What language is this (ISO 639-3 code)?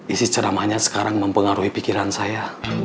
ind